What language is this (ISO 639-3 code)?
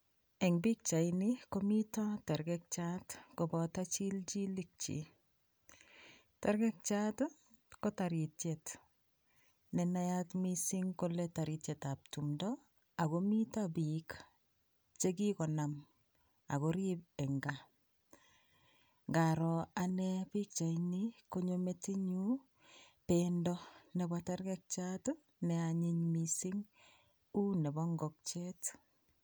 kln